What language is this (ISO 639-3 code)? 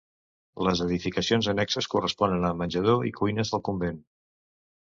cat